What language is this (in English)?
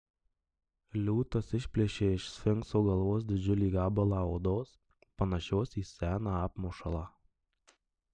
Lithuanian